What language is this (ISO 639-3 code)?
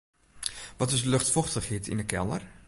fry